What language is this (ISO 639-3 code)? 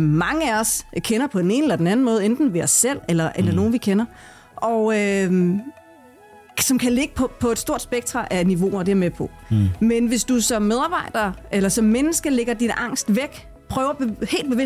dan